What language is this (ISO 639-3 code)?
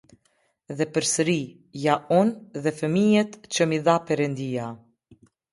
sqi